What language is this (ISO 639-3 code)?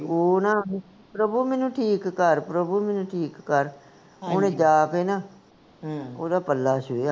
pan